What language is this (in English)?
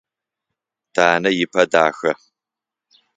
Adyghe